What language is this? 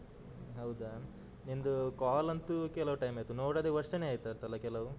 Kannada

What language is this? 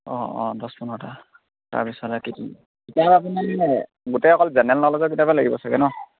Assamese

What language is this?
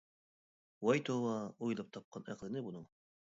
Uyghur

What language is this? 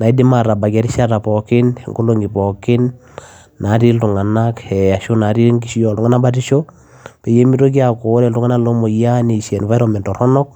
Masai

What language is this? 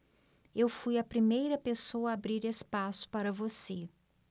Portuguese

